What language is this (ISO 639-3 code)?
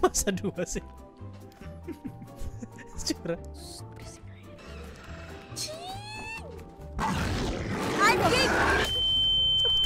ind